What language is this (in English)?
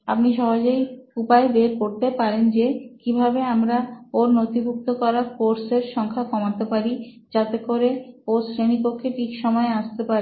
Bangla